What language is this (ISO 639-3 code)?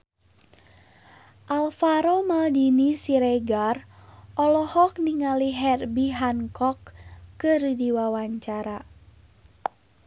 sun